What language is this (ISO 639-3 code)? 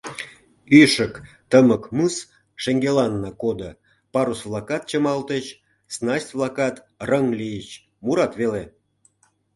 chm